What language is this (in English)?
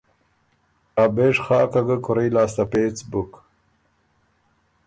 Ormuri